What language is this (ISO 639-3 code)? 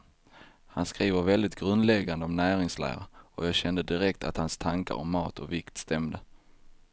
swe